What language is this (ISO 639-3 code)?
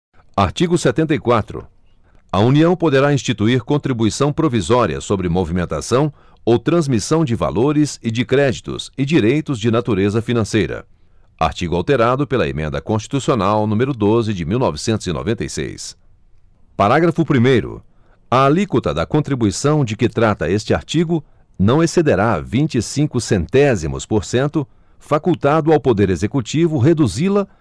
por